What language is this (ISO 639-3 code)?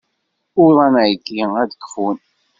kab